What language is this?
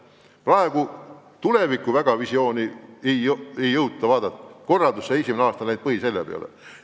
Estonian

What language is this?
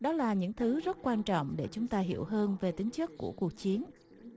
Vietnamese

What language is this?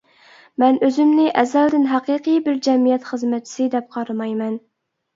Uyghur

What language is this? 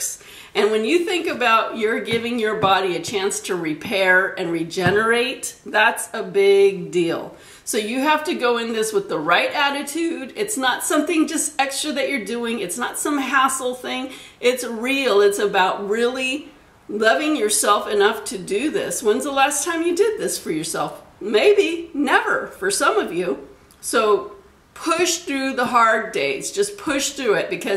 English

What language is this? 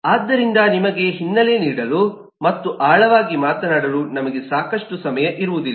Kannada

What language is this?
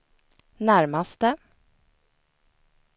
Swedish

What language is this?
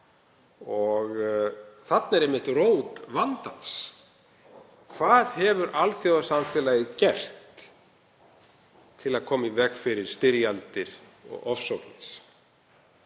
Icelandic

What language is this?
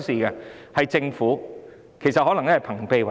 Cantonese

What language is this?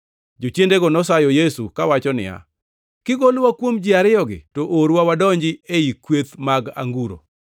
Luo (Kenya and Tanzania)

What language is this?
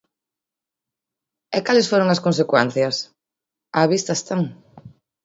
Galician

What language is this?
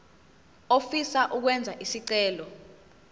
Zulu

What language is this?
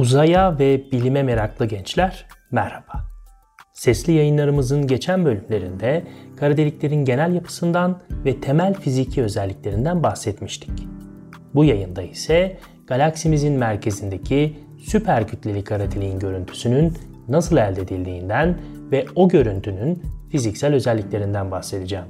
Turkish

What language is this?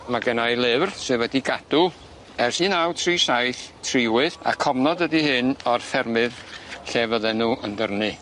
Welsh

